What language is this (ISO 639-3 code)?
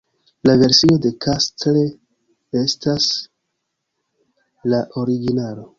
epo